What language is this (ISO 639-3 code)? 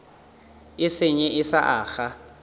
nso